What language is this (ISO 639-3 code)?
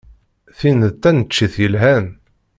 kab